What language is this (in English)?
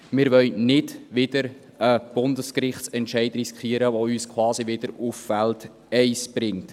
Swiss German